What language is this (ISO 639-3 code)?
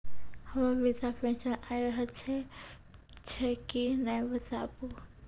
mai